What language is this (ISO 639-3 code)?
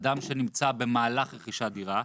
heb